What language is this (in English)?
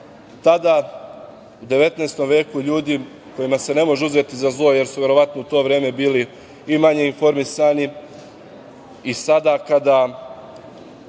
Serbian